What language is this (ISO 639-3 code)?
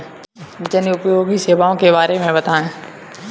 hin